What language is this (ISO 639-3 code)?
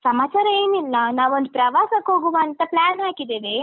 kan